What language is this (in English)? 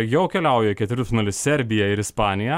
Lithuanian